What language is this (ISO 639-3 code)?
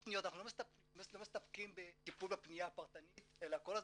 heb